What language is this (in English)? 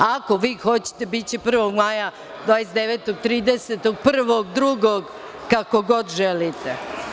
Serbian